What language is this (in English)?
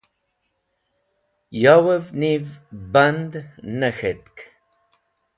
Wakhi